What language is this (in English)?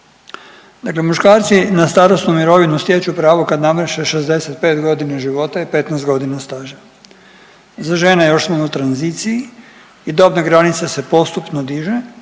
Croatian